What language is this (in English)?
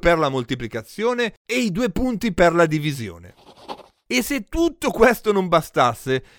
Italian